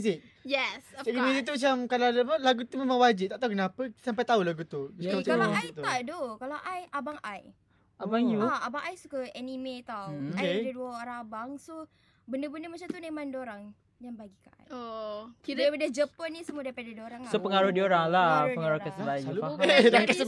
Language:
Malay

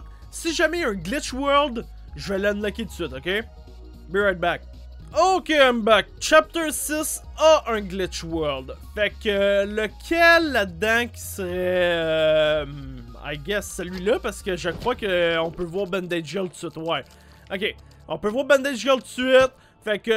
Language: French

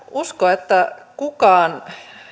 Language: Finnish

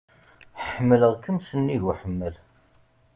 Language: Kabyle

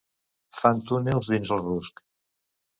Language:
Catalan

